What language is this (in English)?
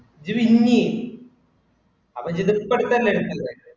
Malayalam